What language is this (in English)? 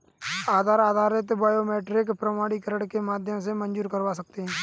Hindi